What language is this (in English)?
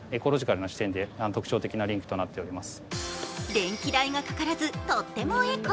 Japanese